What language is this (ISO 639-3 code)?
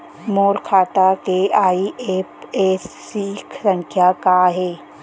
hne